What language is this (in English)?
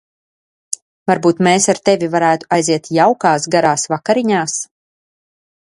Latvian